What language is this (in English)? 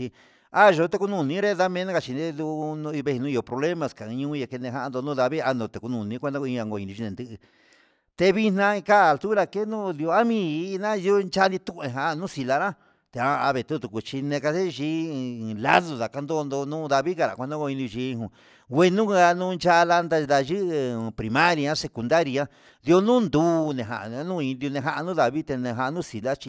Huitepec Mixtec